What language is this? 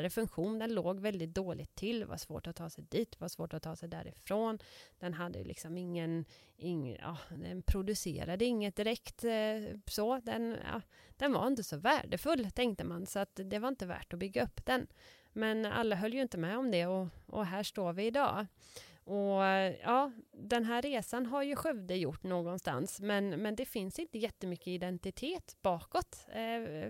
Swedish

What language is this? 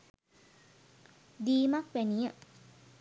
Sinhala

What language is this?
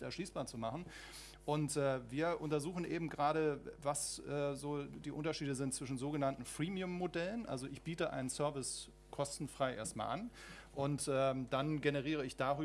German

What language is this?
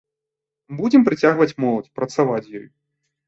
Belarusian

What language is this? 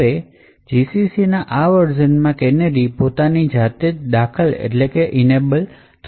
Gujarati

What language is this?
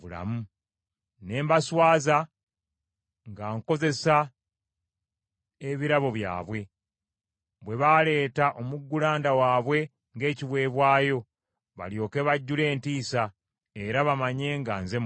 Ganda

